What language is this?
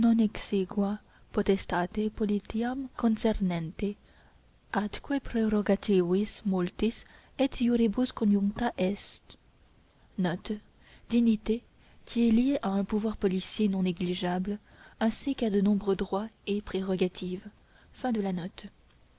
French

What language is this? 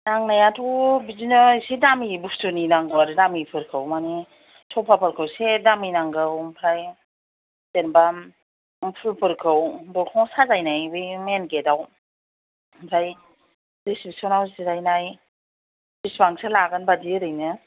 Bodo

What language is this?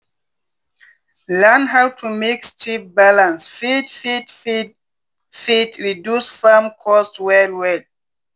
Nigerian Pidgin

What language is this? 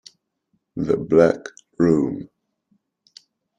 Italian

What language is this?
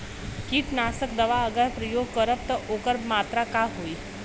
Bhojpuri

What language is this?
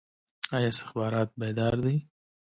Pashto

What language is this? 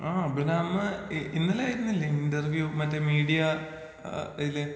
Malayalam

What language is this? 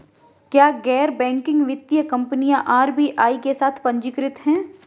Hindi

